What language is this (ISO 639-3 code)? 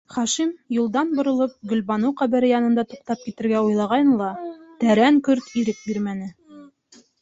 bak